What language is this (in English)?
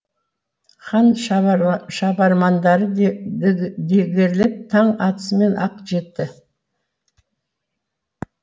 Kazakh